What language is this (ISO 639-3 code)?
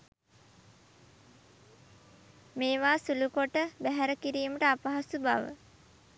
sin